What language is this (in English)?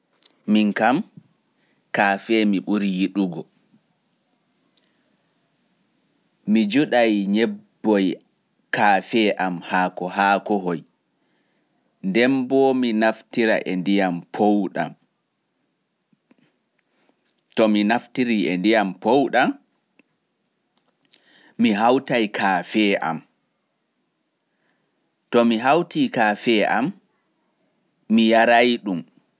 Pular